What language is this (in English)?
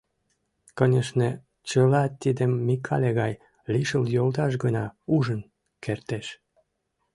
Mari